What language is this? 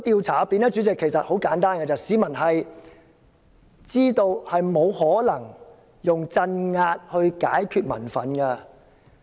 Cantonese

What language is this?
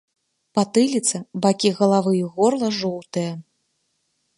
Belarusian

